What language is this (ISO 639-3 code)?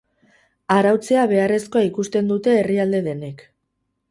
eus